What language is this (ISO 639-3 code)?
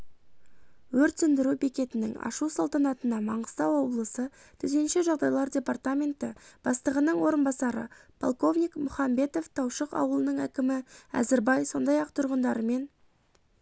kaz